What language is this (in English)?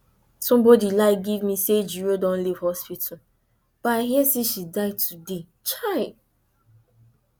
Nigerian Pidgin